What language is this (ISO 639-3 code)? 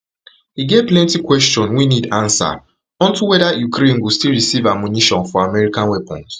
pcm